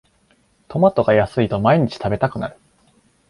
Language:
Japanese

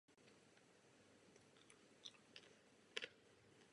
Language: Czech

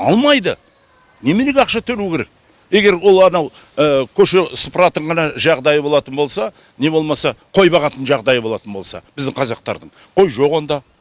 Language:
Kazakh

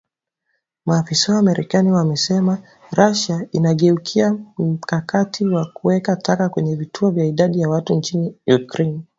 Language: Swahili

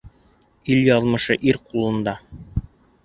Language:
Bashkir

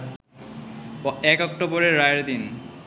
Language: Bangla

